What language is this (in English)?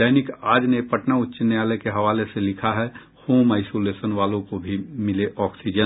Hindi